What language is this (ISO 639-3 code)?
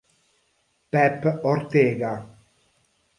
ita